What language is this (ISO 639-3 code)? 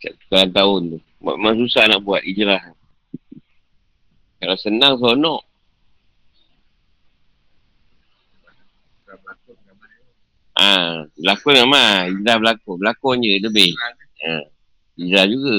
msa